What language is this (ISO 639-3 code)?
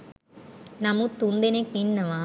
sin